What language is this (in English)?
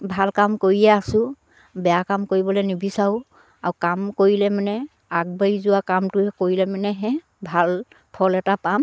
Assamese